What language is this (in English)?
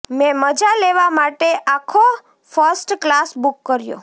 Gujarati